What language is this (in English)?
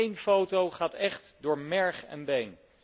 Dutch